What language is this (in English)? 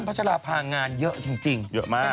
Thai